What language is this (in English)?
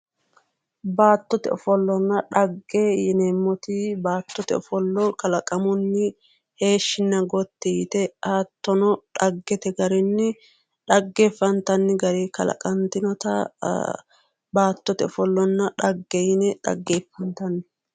Sidamo